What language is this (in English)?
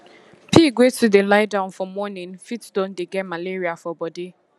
Nigerian Pidgin